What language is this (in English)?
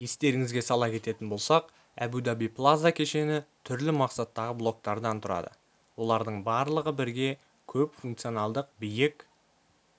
Kazakh